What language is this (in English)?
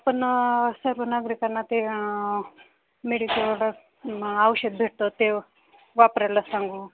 Marathi